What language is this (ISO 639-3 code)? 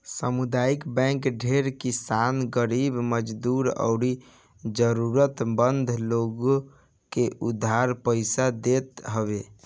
bho